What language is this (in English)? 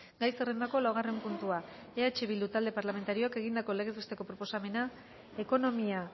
Basque